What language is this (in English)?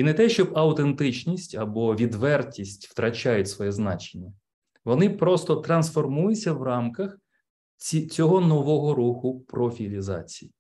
Ukrainian